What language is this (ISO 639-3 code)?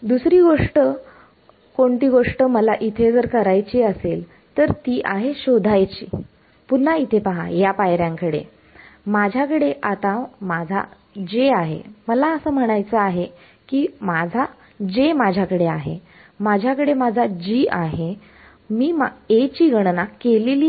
mar